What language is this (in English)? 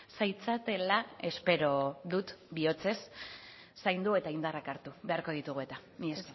Basque